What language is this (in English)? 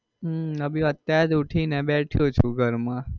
Gujarati